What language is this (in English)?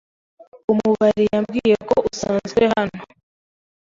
Kinyarwanda